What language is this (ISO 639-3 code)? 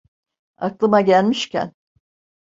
tur